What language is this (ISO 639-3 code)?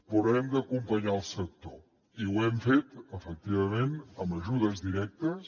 cat